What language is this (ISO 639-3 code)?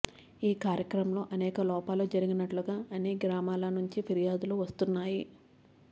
tel